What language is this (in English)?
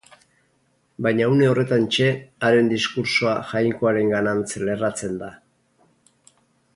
Basque